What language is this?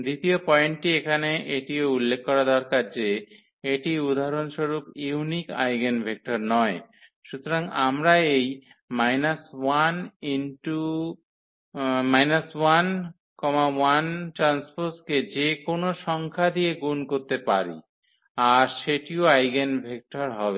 Bangla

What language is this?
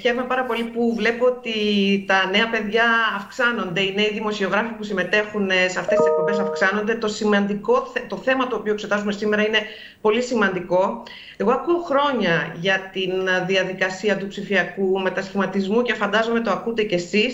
Greek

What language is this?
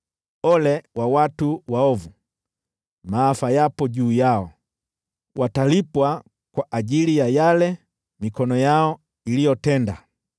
Swahili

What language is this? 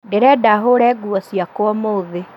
Kikuyu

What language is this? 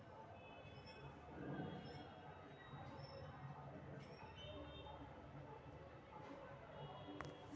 Magahi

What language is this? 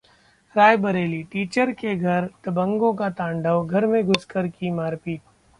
Hindi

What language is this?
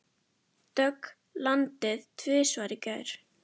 Icelandic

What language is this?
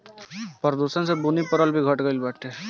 Bhojpuri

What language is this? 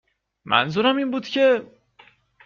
Persian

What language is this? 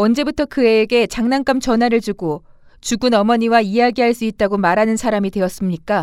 Korean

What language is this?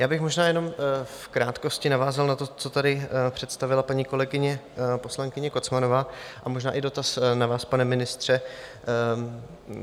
Czech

